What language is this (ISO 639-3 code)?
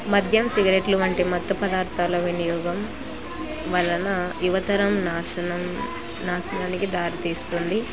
tel